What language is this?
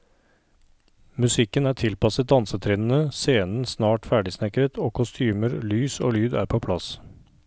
Norwegian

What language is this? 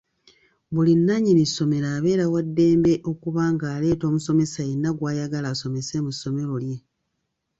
Ganda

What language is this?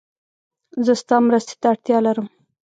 Pashto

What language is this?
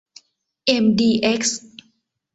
Thai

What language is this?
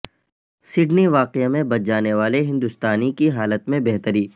Urdu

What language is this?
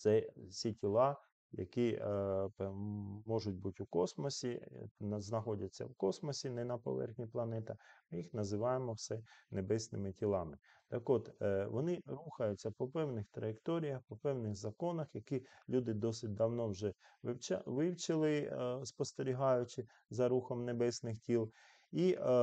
Ukrainian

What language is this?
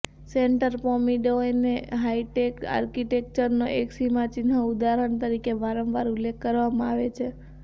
Gujarati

